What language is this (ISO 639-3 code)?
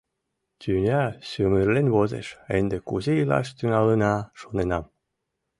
chm